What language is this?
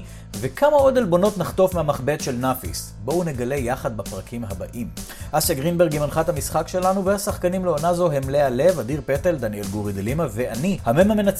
Hebrew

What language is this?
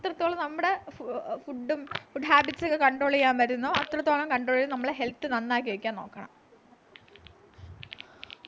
Malayalam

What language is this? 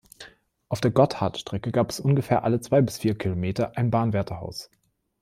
German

